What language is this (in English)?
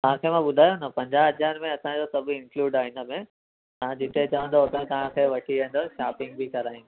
Sindhi